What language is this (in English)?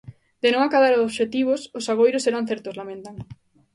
Galician